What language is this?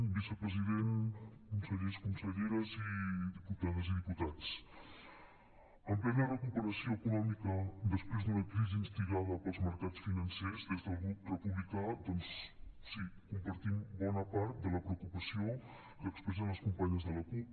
Catalan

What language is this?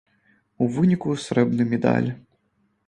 Belarusian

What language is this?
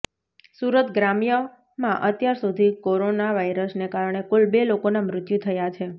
Gujarati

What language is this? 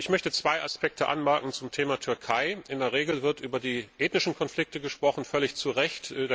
German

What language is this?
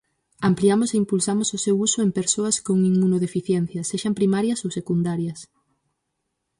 Galician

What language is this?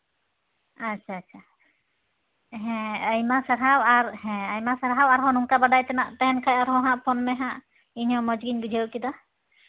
Santali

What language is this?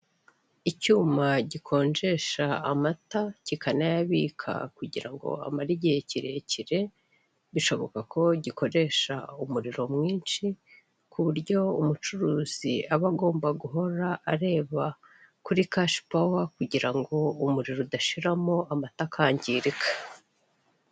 Kinyarwanda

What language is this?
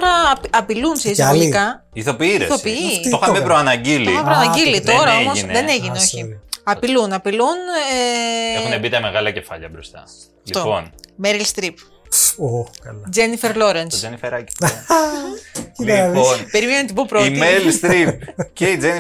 Greek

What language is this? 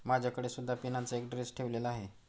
Marathi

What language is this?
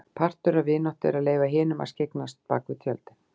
Icelandic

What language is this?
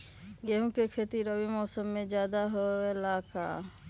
Magahi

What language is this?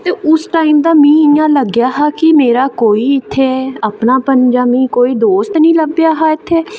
Dogri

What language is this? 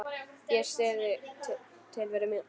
Icelandic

